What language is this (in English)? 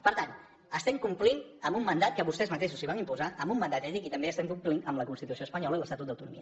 Catalan